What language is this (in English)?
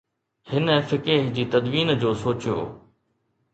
Sindhi